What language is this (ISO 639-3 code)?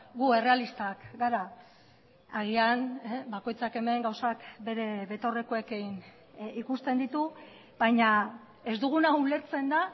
eus